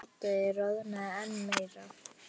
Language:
Icelandic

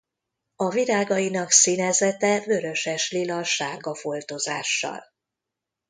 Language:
Hungarian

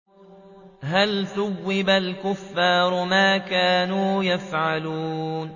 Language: Arabic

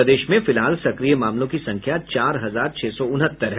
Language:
Hindi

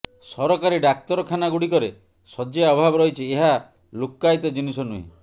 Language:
Odia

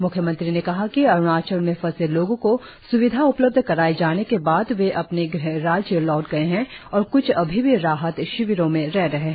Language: Hindi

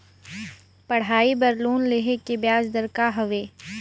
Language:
Chhattisgarhi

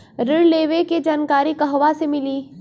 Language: Bhojpuri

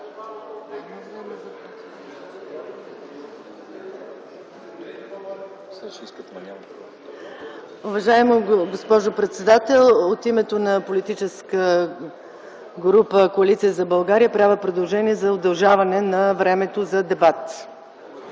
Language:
Bulgarian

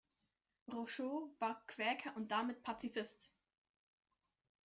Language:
German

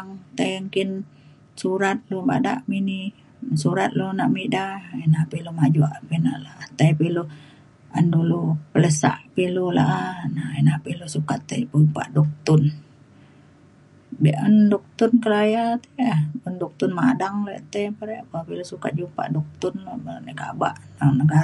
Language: Mainstream Kenyah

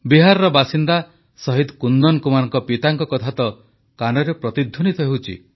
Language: Odia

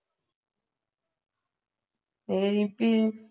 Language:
Punjabi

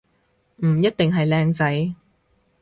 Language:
Cantonese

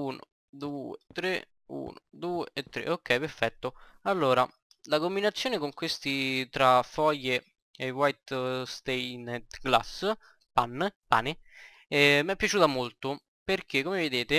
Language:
Italian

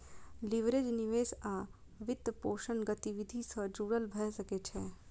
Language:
Maithili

